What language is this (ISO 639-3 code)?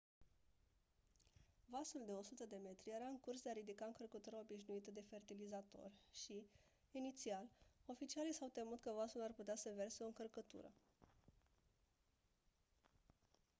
ron